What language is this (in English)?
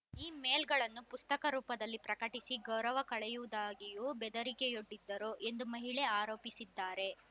Kannada